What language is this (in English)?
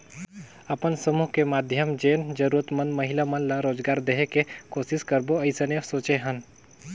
Chhattisgarhi